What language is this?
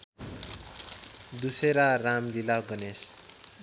Nepali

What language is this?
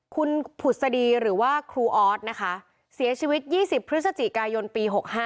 Thai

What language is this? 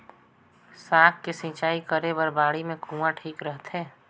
Chhattisgarhi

